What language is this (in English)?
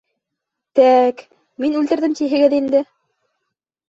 Bashkir